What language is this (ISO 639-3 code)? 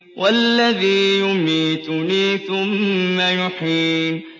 ara